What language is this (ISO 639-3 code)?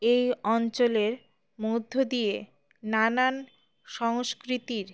ben